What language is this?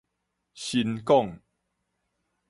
Min Nan Chinese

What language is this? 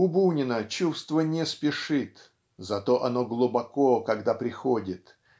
Russian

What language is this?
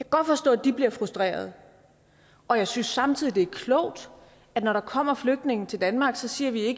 Danish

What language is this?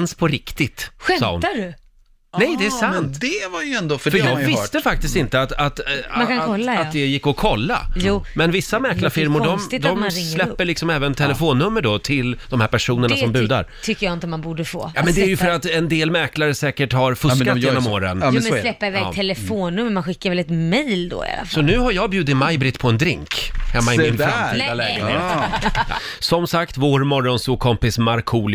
Swedish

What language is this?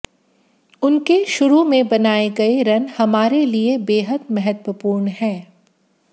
Hindi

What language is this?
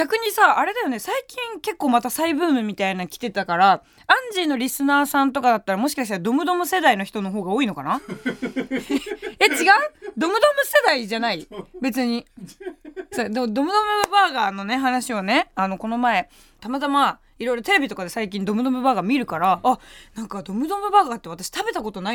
Japanese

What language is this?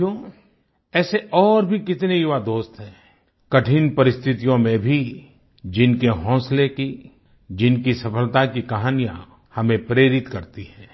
Hindi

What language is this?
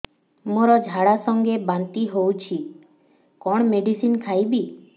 Odia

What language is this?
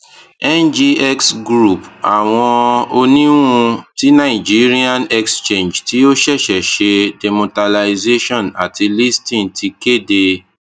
Yoruba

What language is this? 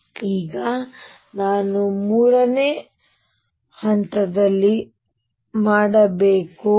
Kannada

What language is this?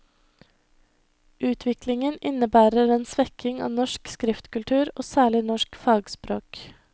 Norwegian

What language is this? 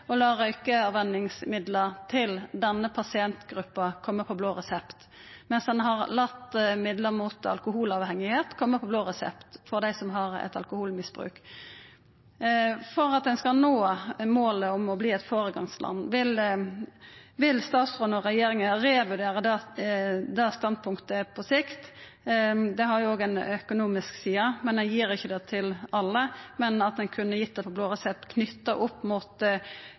Norwegian Nynorsk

